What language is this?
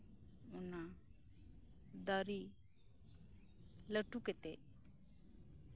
Santali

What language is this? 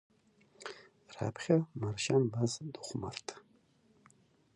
Abkhazian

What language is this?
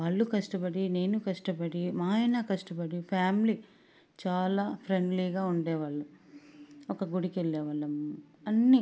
Telugu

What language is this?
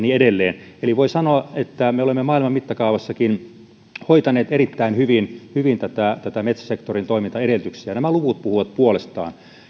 Finnish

